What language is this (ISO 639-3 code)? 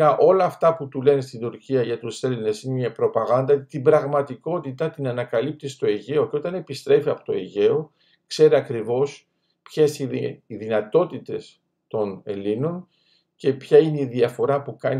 ell